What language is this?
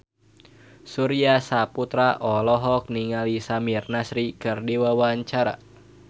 Sundanese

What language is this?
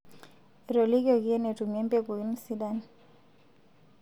Masai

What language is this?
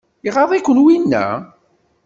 Kabyle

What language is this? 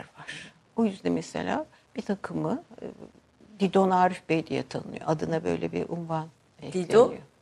Turkish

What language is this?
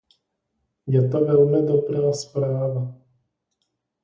Czech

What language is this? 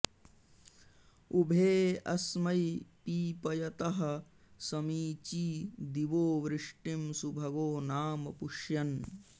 Sanskrit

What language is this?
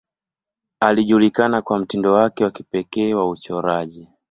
Swahili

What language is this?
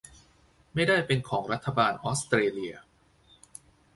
Thai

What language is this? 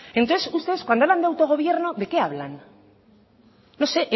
Spanish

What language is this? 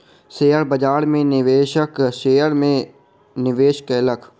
Maithili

